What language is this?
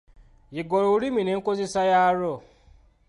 Ganda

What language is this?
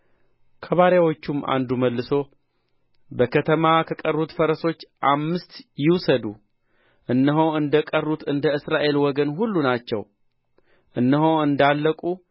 Amharic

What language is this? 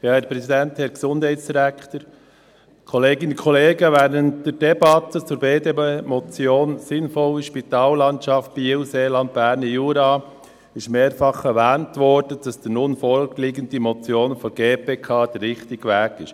Swiss German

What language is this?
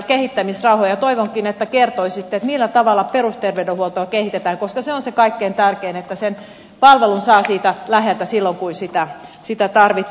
Finnish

